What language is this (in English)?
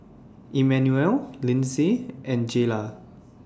English